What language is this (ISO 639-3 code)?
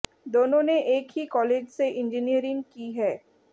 hin